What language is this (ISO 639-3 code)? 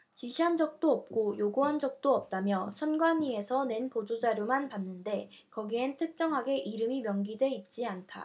kor